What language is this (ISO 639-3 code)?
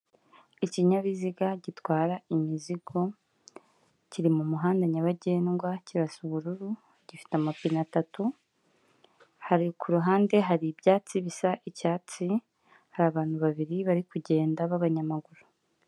kin